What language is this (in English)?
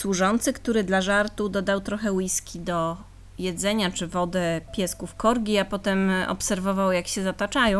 Polish